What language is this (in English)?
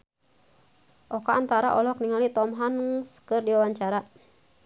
Sundanese